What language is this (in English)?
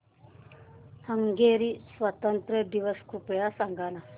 Marathi